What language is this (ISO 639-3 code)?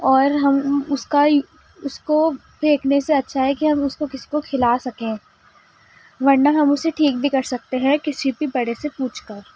urd